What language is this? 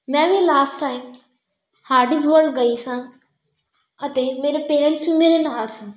Punjabi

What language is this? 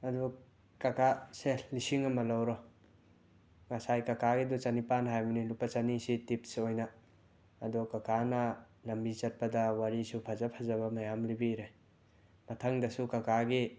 Manipuri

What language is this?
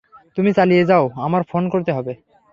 Bangla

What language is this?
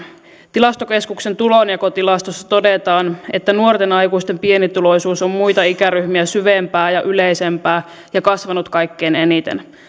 Finnish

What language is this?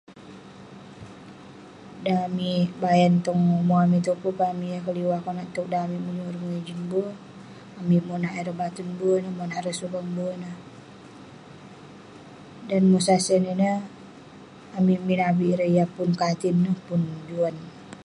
Western Penan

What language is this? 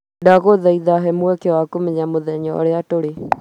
Kikuyu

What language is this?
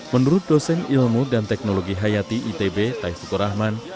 Indonesian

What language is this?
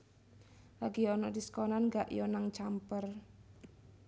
Javanese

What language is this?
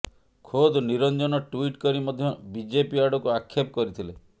Odia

